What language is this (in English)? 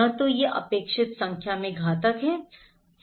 Hindi